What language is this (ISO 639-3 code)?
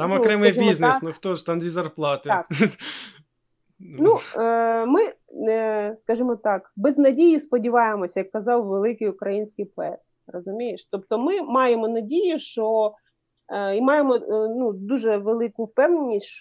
ukr